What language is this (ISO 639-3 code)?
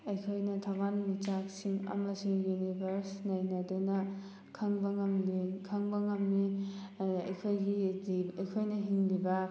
mni